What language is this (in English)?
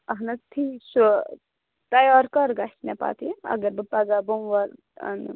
Kashmiri